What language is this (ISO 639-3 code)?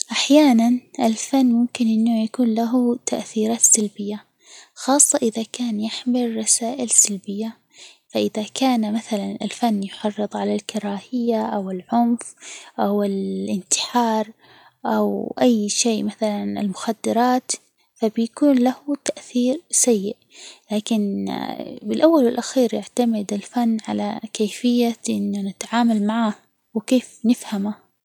acw